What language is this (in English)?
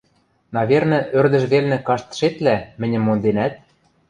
Western Mari